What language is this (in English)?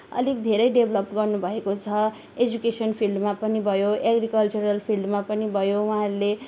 Nepali